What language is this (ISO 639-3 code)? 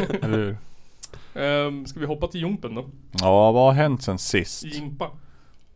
swe